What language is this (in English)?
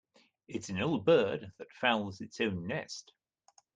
English